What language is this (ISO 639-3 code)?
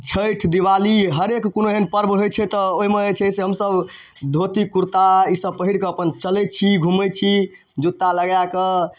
mai